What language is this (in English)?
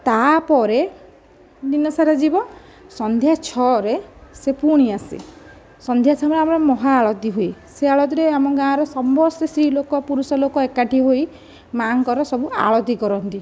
Odia